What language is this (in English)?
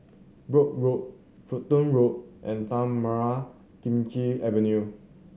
English